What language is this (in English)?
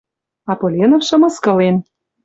Western Mari